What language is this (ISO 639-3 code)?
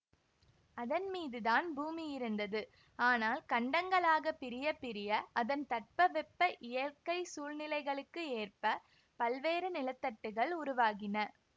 tam